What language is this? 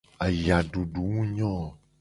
Gen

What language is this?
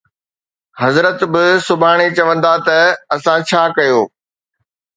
Sindhi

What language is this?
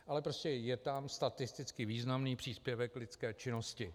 Czech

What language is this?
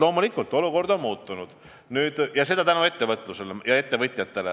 Estonian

